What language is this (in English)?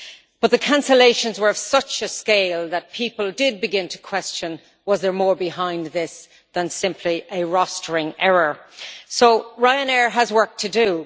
English